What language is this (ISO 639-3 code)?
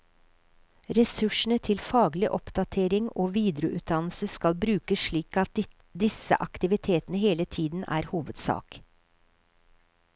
nor